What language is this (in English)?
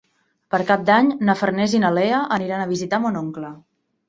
Catalan